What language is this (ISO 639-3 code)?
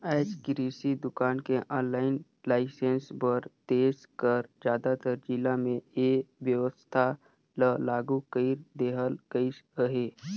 hne